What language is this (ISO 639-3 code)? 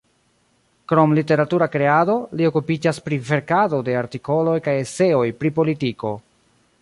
epo